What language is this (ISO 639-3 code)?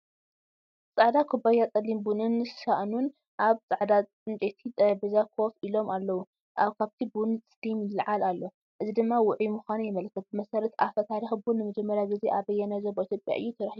tir